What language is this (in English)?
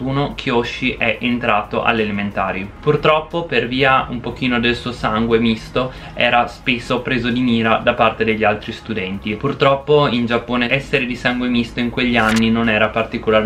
Italian